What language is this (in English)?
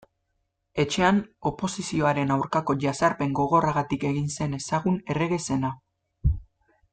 Basque